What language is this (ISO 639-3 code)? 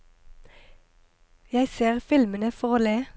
nor